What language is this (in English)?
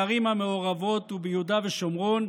Hebrew